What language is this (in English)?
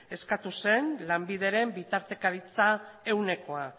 Basque